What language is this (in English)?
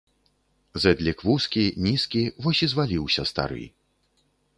Belarusian